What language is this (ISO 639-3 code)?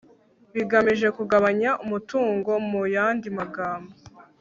kin